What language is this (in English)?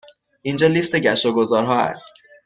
Persian